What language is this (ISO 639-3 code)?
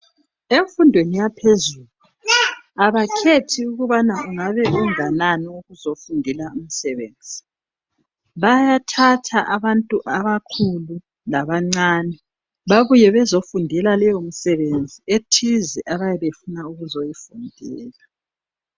nde